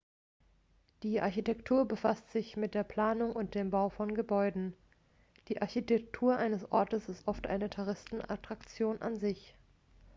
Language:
German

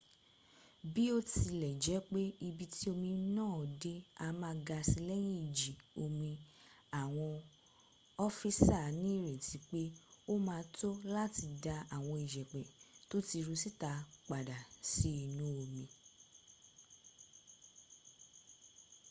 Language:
Yoruba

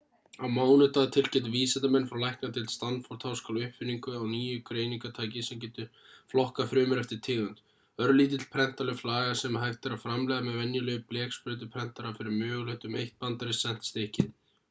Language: Icelandic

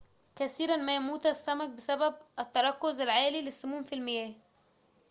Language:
Arabic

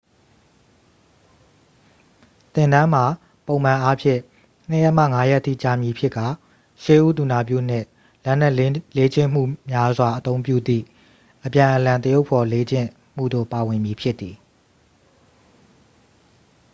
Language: Burmese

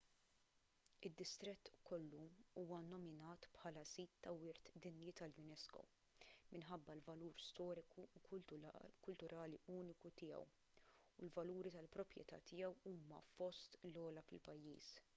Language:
Maltese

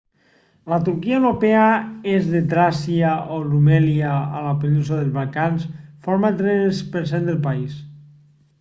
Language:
Catalan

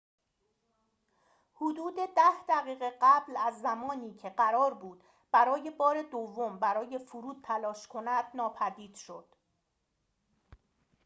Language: Persian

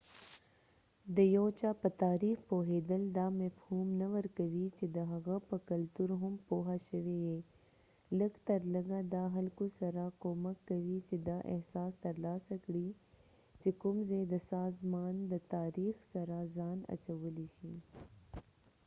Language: Pashto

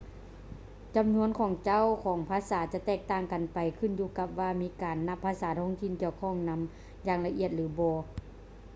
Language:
Lao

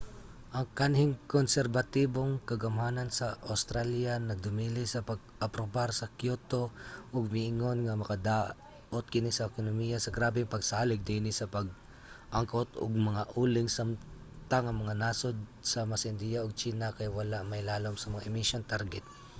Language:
Cebuano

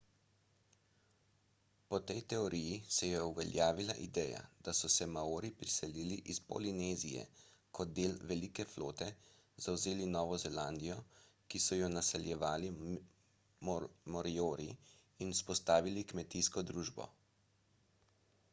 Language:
Slovenian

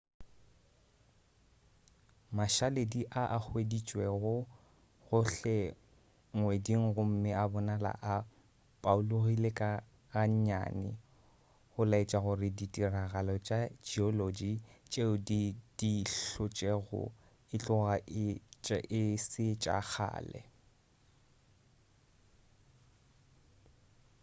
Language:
Northern Sotho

